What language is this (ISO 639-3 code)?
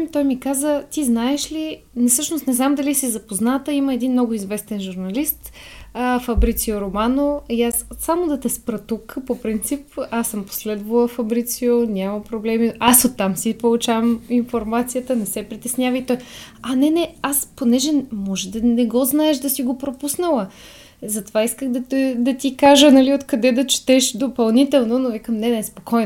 bul